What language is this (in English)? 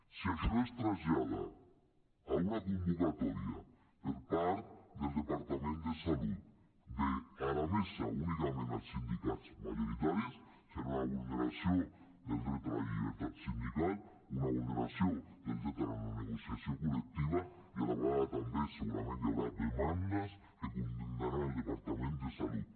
Catalan